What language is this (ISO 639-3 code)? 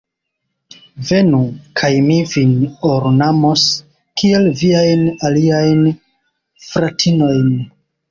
epo